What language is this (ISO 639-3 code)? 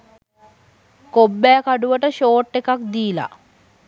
sin